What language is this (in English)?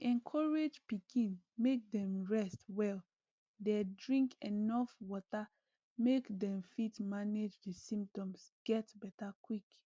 Nigerian Pidgin